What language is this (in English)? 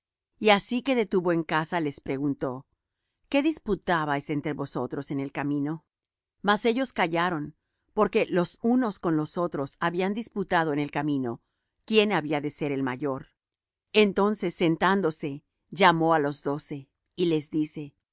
Spanish